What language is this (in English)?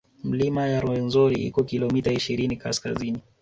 Swahili